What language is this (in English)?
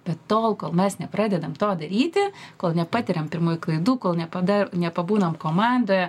Lithuanian